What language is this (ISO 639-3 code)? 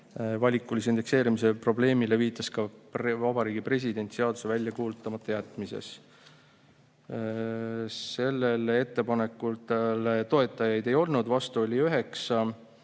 est